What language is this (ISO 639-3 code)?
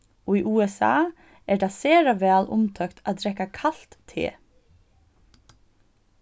fao